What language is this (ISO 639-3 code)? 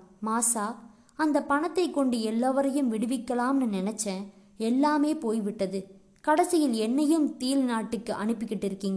tam